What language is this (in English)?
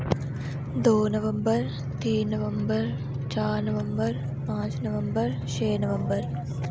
Dogri